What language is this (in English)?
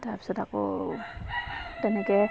Assamese